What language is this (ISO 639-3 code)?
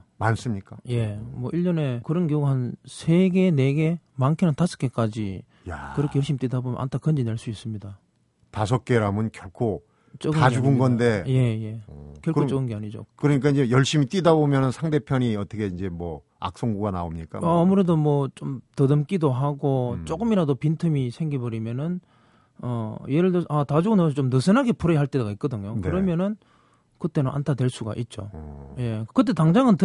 kor